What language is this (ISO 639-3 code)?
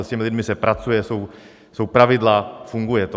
ces